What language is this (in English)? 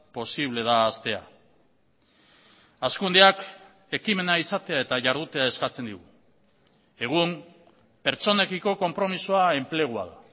Basque